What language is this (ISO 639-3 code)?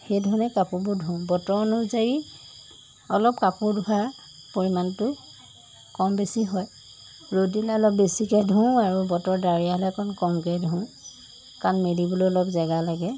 asm